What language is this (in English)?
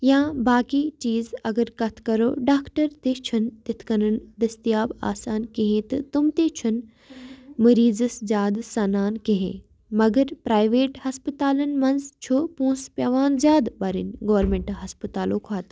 Kashmiri